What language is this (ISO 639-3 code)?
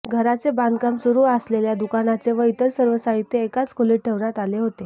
mar